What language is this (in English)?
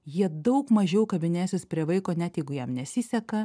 Lithuanian